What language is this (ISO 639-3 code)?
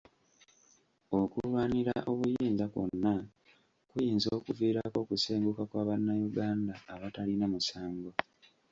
lug